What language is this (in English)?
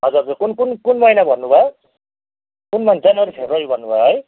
Nepali